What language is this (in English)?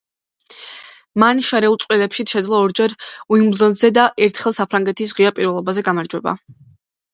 Georgian